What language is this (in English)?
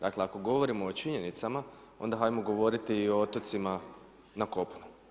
Croatian